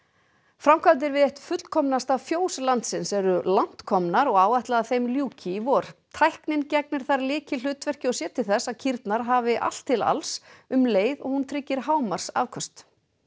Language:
Icelandic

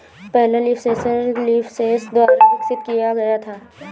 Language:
Hindi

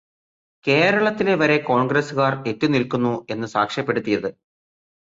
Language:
Malayalam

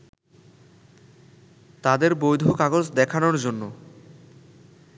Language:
Bangla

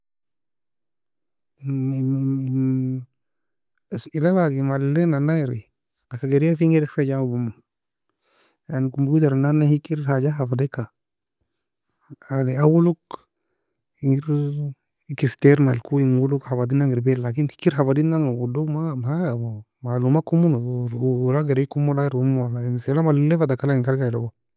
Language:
Nobiin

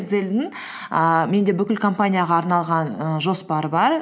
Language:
Kazakh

